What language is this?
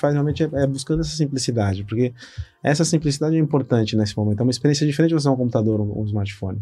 Portuguese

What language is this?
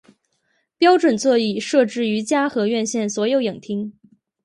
Chinese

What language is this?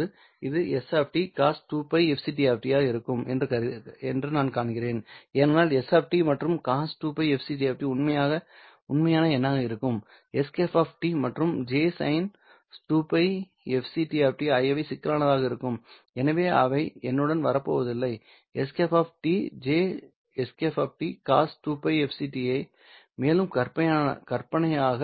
Tamil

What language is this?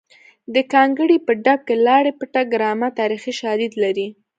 Pashto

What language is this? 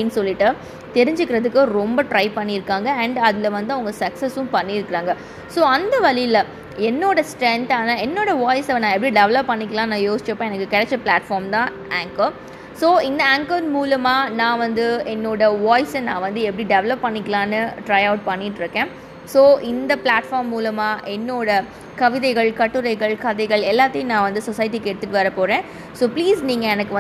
Tamil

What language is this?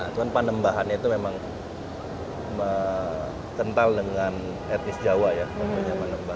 Indonesian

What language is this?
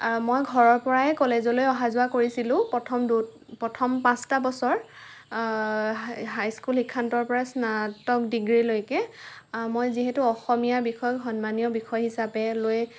Assamese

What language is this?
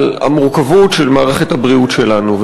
Hebrew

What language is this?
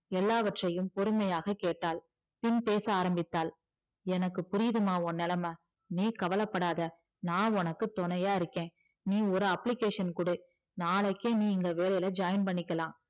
Tamil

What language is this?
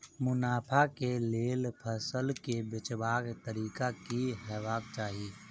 Maithili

